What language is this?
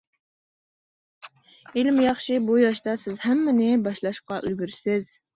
Uyghur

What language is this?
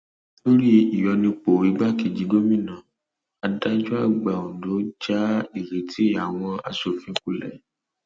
Yoruba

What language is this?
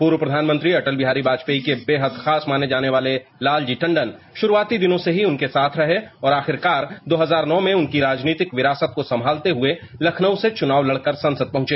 Hindi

